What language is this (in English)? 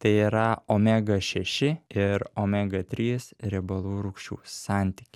Lithuanian